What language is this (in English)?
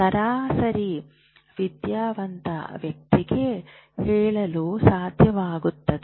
Kannada